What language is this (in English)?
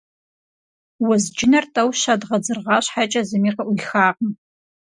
Kabardian